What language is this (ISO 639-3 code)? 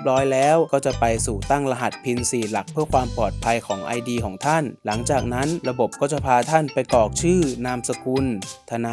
tha